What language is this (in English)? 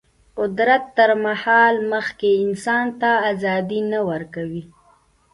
Pashto